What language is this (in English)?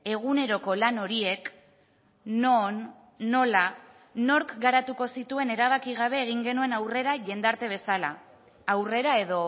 Basque